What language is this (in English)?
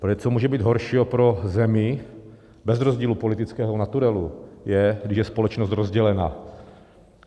Czech